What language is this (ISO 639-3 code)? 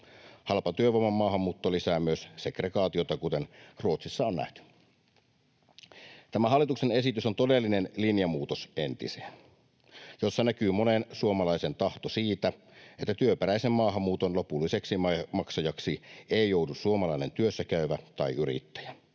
fin